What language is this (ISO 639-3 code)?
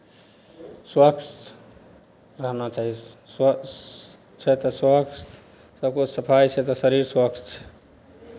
mai